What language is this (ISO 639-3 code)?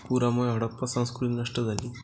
mar